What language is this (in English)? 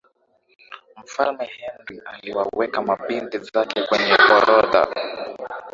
Swahili